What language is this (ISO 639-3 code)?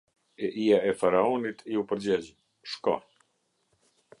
sqi